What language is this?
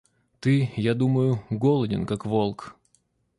Russian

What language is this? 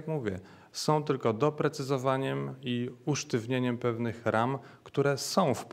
Polish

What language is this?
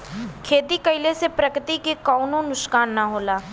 Bhojpuri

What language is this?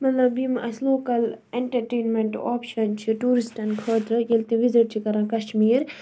Kashmiri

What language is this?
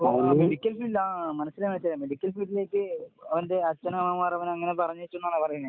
Malayalam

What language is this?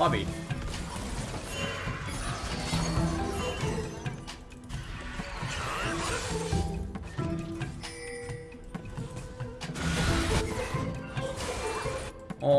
Korean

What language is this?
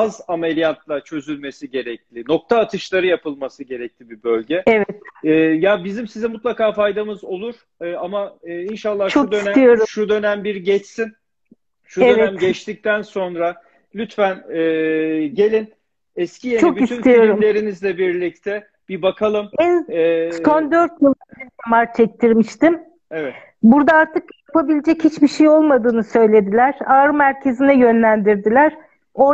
Turkish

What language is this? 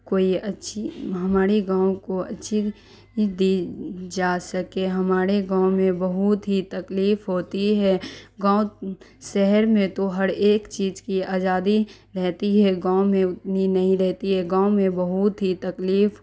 Urdu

